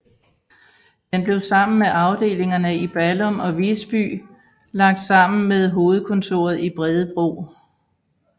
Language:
Danish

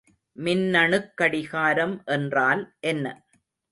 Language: Tamil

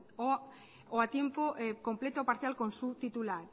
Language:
Spanish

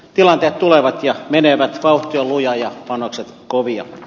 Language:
Finnish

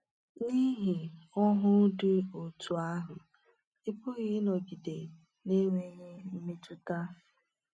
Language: Igbo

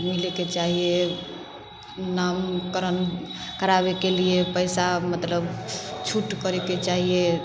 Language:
Maithili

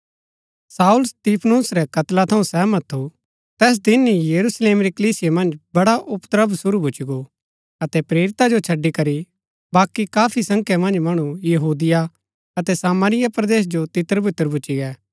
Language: Gaddi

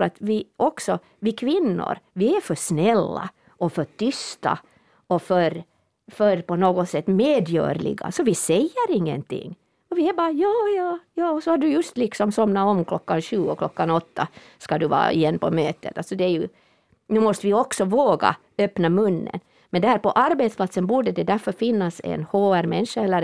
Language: Swedish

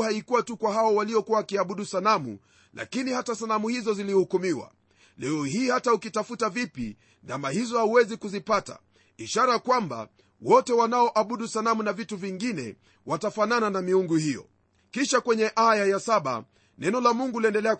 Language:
Swahili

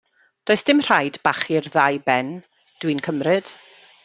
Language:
Welsh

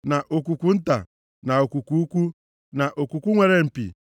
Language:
Igbo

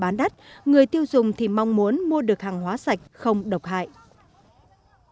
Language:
Vietnamese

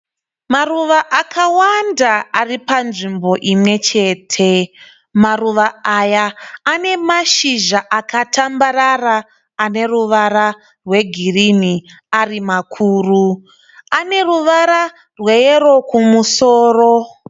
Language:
Shona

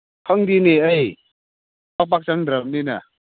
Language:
Manipuri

